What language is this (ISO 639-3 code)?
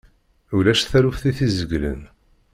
kab